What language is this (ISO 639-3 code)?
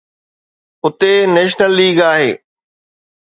snd